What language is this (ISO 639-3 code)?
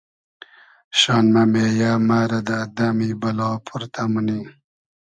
haz